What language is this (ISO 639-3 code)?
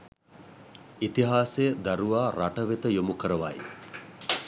sin